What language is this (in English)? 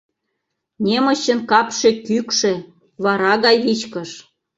Mari